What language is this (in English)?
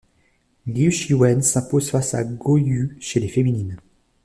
French